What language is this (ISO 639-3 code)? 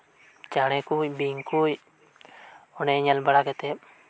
sat